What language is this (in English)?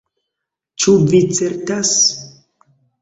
Esperanto